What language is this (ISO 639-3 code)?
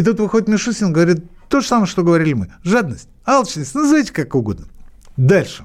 rus